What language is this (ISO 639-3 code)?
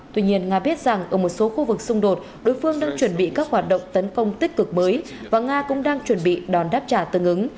vie